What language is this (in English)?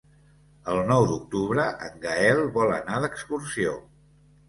Catalan